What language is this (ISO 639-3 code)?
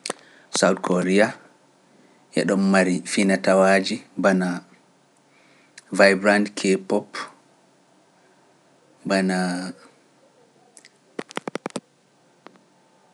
fuf